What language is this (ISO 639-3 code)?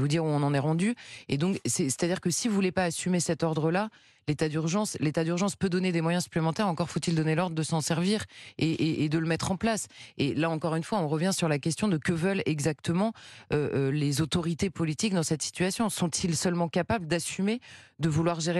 fra